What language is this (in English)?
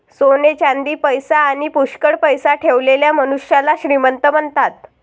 Marathi